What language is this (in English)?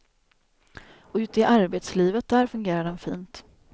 Swedish